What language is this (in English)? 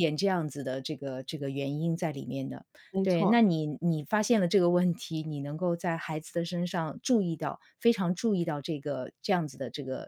Chinese